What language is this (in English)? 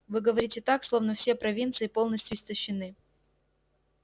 Russian